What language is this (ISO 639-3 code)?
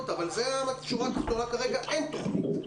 heb